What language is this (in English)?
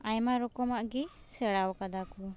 Santali